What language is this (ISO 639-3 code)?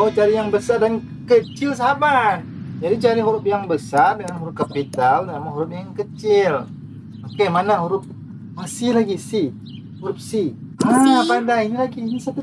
ind